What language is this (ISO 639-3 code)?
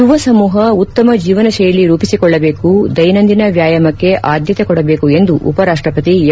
kan